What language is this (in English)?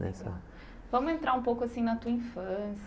Portuguese